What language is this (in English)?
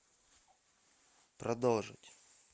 Russian